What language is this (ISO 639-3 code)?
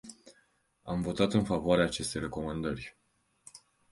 ron